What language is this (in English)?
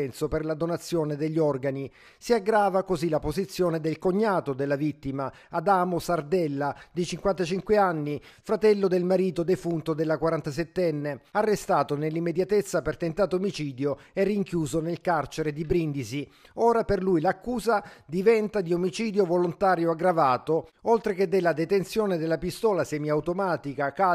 Italian